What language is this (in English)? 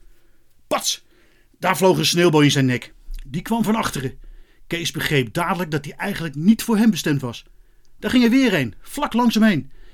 Dutch